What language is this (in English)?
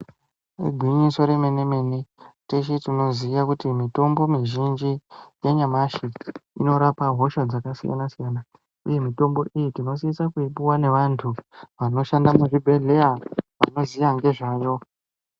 Ndau